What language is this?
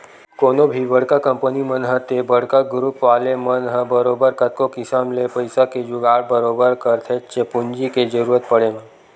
Chhattisgarhi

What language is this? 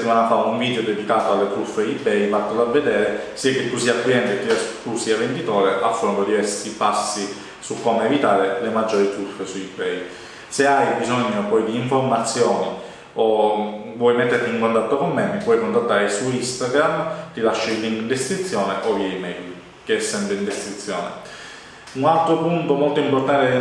Italian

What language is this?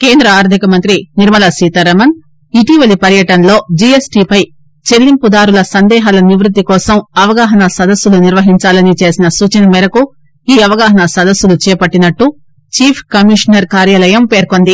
Telugu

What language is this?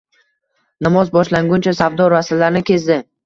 Uzbek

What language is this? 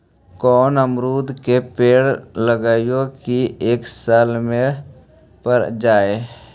Magahi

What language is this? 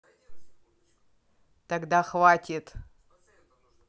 Russian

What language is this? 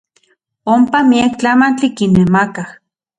Central Puebla Nahuatl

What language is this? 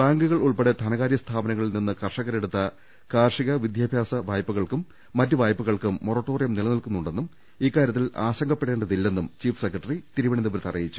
Malayalam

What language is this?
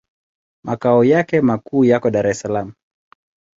Swahili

